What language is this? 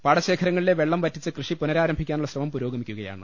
Malayalam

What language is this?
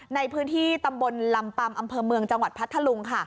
Thai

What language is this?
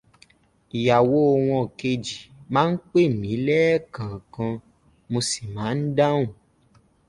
Yoruba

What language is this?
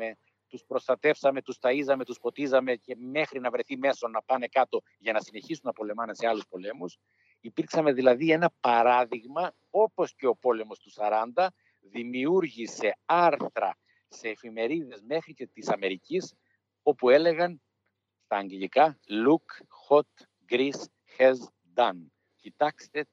Greek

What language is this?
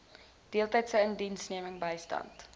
Afrikaans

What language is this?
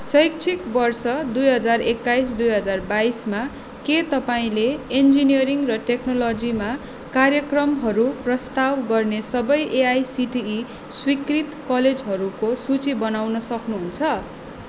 Nepali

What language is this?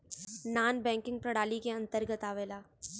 Bhojpuri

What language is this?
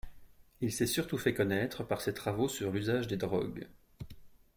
French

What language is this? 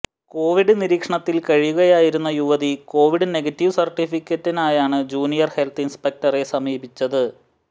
Malayalam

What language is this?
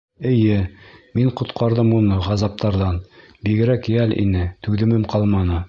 Bashkir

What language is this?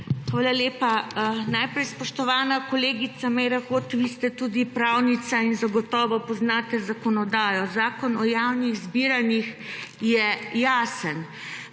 Slovenian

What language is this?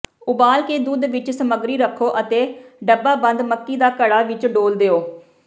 Punjabi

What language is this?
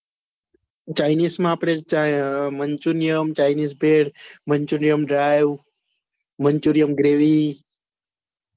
Gujarati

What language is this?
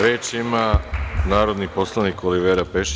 Serbian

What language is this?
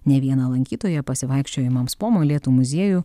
Lithuanian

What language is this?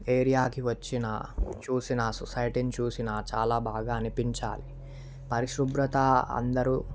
Telugu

